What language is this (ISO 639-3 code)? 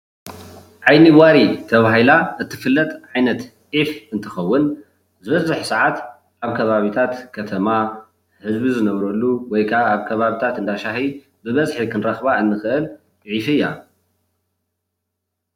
tir